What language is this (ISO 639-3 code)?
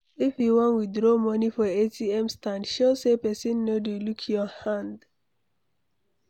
pcm